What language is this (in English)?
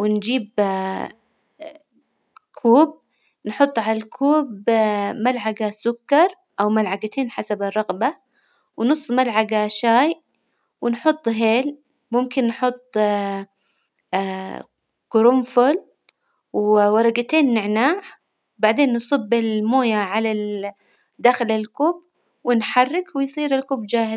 Hijazi Arabic